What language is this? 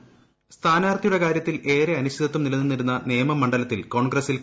Malayalam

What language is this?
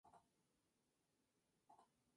Spanish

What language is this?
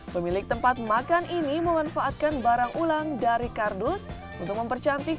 Indonesian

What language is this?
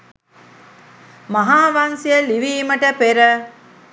Sinhala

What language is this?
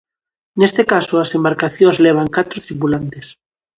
Galician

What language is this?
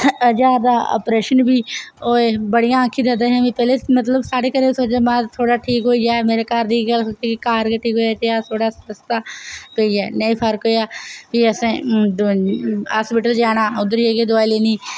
Dogri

